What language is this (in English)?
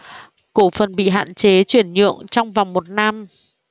Vietnamese